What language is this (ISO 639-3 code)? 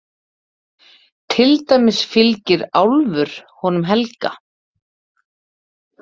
isl